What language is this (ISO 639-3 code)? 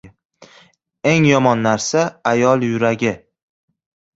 uzb